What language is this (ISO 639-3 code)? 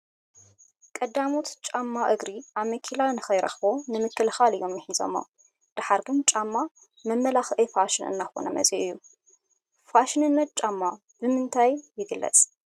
tir